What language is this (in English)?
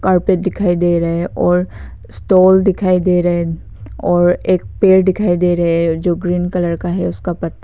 Hindi